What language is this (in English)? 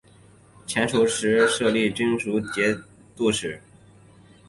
Chinese